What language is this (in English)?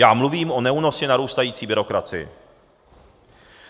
Czech